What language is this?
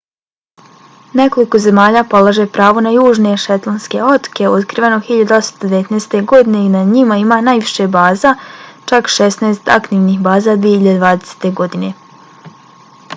Bosnian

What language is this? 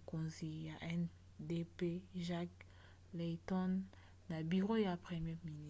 Lingala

